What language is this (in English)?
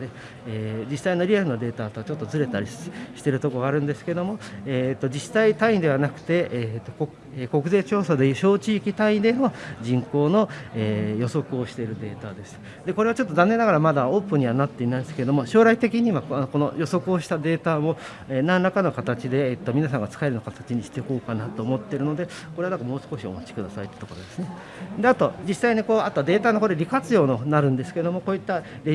Japanese